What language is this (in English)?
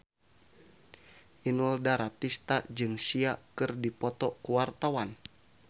Sundanese